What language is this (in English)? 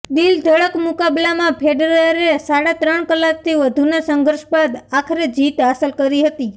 Gujarati